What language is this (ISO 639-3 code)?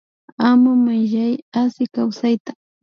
qvi